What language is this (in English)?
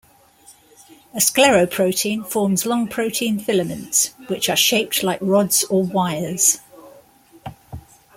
English